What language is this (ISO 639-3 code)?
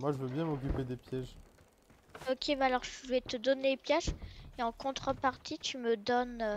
fra